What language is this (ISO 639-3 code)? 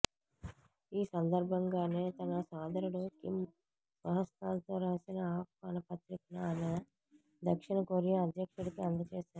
tel